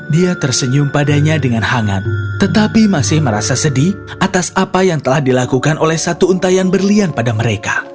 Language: Indonesian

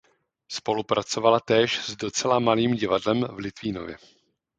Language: Czech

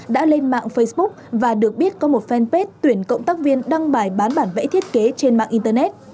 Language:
Vietnamese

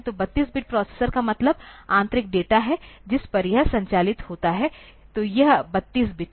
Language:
Hindi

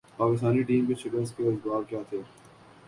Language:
Urdu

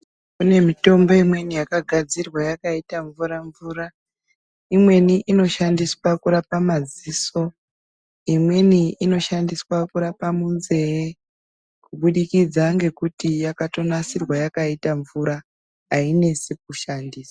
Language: Ndau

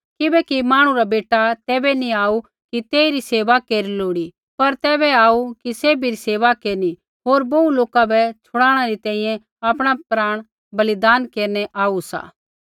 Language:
Kullu Pahari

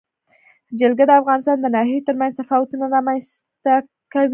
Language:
Pashto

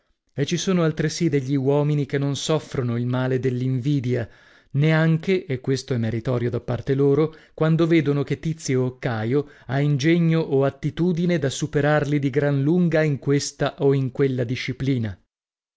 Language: Italian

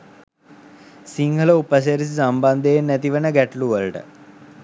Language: Sinhala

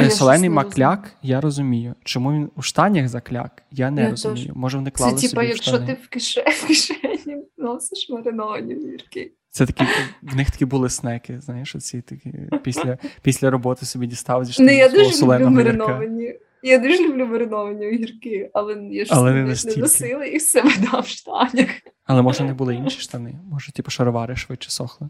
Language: Ukrainian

